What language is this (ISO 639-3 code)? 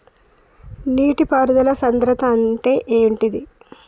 tel